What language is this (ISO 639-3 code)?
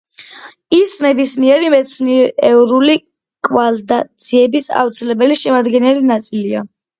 kat